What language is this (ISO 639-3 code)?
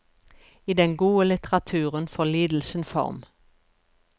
nor